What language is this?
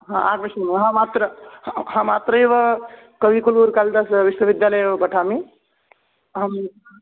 Sanskrit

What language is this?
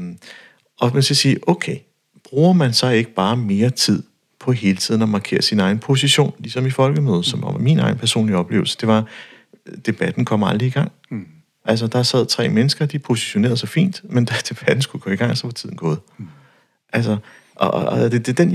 Danish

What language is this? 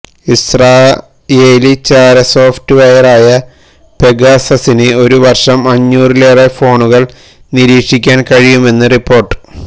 Malayalam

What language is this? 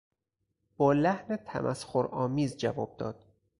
Persian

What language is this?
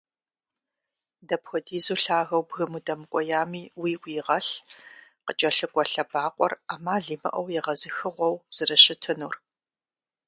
Kabardian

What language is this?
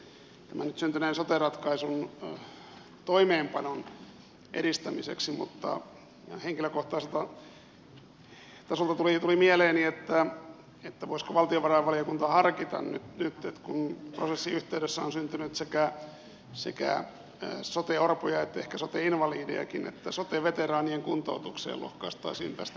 Finnish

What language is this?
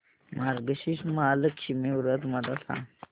Marathi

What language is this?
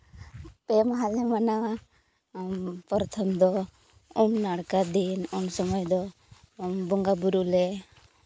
Santali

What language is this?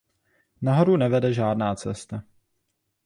Czech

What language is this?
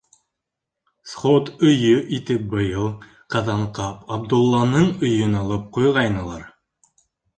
Bashkir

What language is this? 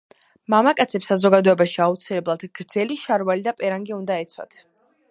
Georgian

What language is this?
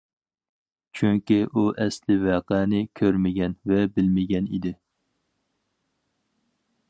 Uyghur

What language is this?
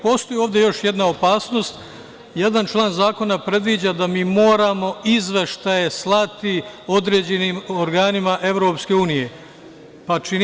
Serbian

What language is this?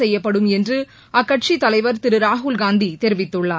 Tamil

